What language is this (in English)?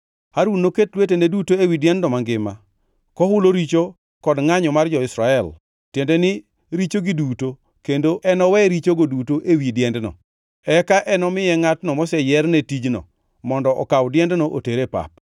Luo (Kenya and Tanzania)